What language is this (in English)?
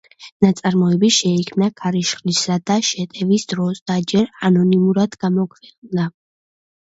Georgian